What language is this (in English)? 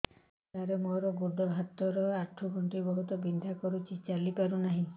Odia